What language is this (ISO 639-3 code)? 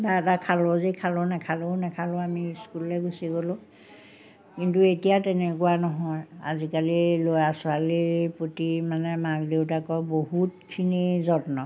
asm